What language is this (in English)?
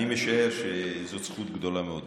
Hebrew